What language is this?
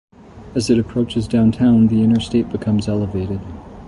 English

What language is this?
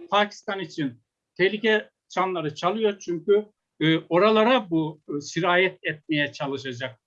Turkish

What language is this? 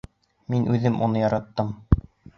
Bashkir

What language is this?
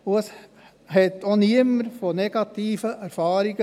Swiss German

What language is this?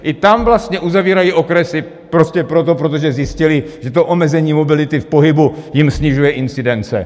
Czech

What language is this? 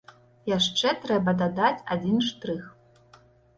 Belarusian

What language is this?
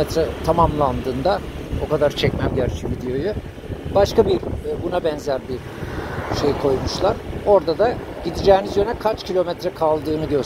Turkish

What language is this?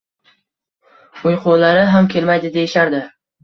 Uzbek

